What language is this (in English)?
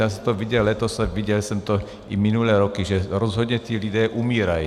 Czech